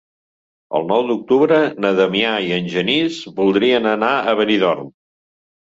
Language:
Catalan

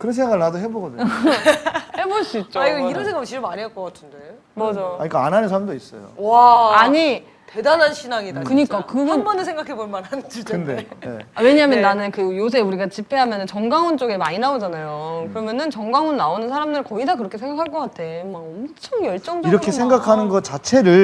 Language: Korean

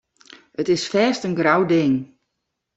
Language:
Western Frisian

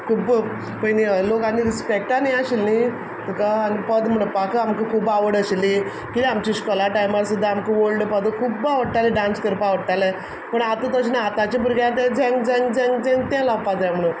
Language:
Konkani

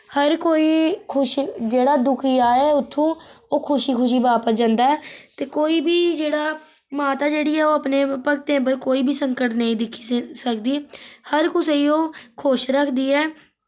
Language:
Dogri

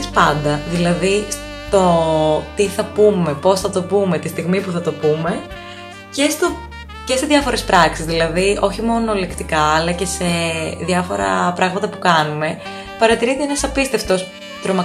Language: Greek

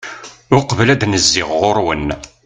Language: Kabyle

